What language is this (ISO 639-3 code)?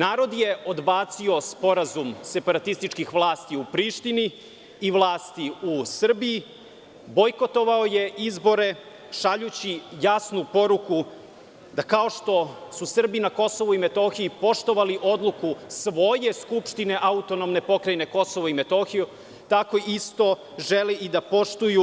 srp